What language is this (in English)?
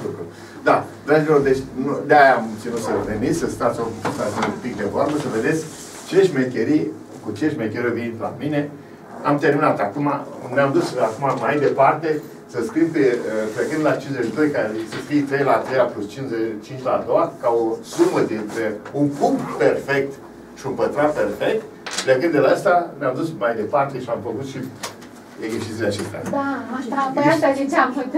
Romanian